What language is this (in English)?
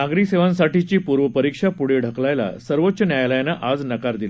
Marathi